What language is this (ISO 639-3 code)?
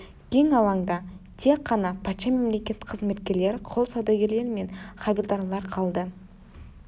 kaz